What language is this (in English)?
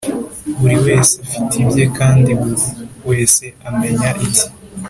Kinyarwanda